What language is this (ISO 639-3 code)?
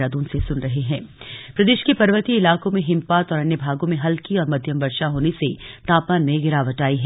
hin